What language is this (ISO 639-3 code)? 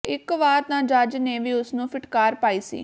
pan